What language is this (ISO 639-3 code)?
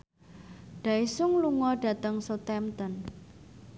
jav